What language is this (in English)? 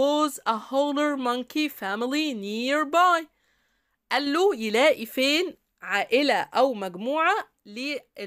Arabic